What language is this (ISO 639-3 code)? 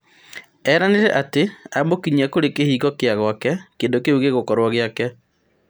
kik